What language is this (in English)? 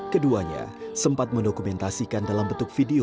Indonesian